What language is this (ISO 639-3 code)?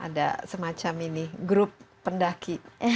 ind